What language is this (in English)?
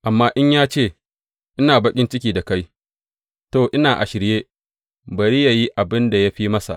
Hausa